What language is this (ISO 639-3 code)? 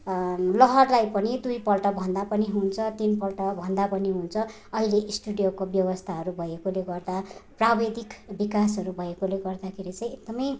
nep